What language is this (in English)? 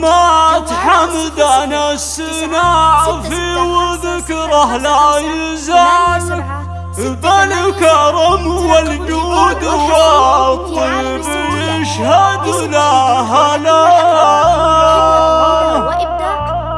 Arabic